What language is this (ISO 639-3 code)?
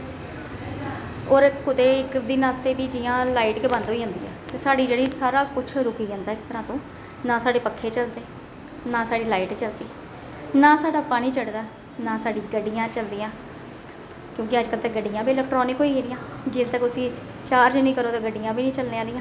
doi